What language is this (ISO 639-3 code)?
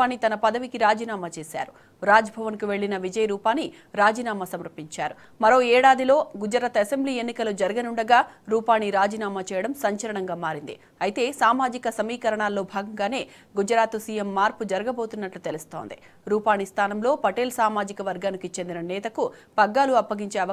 ron